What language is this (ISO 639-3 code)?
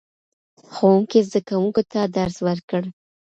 pus